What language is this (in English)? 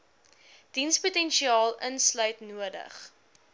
Afrikaans